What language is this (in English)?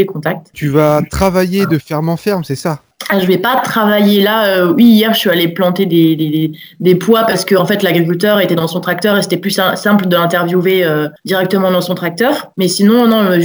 French